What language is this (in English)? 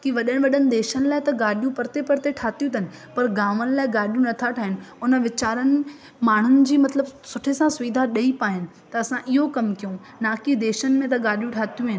Sindhi